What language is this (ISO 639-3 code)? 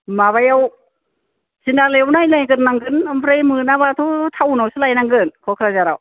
brx